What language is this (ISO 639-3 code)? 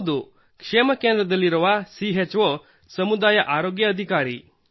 kan